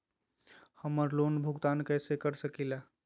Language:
Magahi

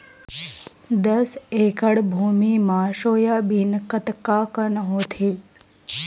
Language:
Chhattisgarhi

